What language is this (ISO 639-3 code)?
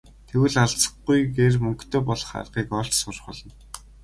mon